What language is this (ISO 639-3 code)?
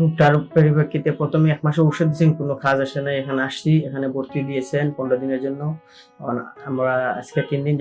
tur